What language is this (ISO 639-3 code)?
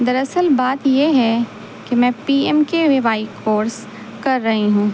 urd